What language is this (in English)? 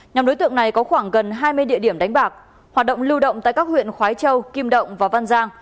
Vietnamese